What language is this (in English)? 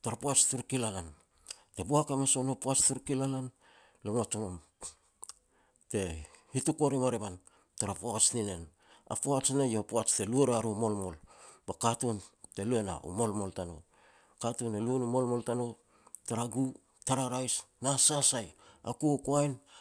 Petats